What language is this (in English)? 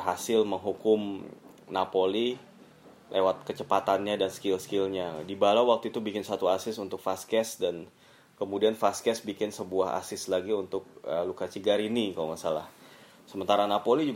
Indonesian